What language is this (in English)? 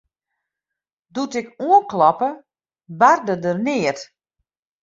Western Frisian